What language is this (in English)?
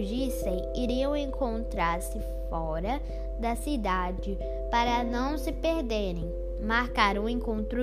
Portuguese